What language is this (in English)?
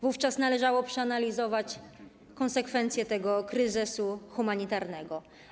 Polish